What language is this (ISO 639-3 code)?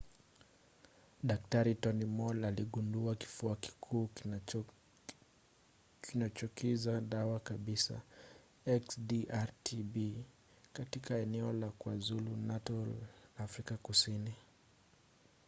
swa